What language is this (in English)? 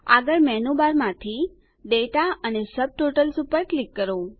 Gujarati